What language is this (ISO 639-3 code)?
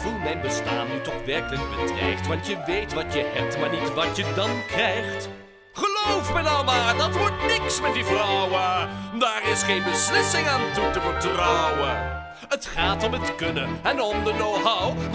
nld